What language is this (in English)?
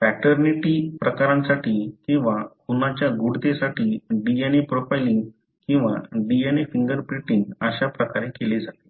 Marathi